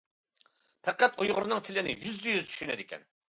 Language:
Uyghur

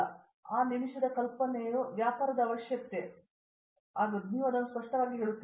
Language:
Kannada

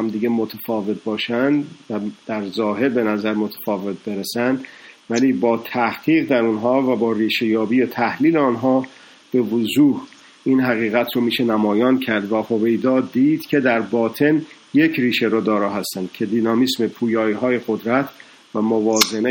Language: Persian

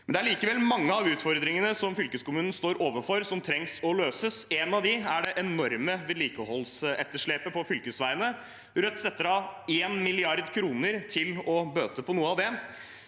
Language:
Norwegian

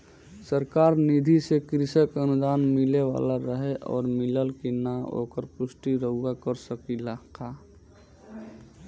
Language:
Bhojpuri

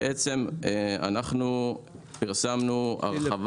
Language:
Hebrew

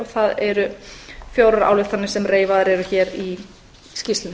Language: Icelandic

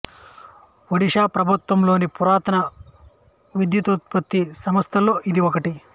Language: Telugu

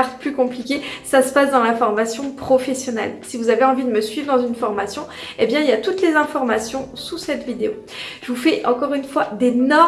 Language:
French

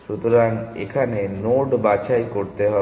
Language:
Bangla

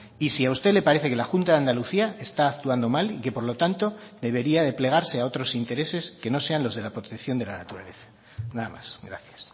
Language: Spanish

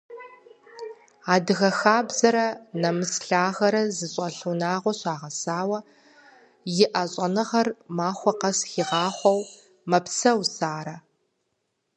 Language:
Kabardian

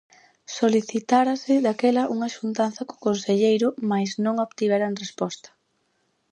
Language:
Galician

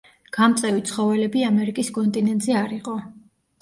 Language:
Georgian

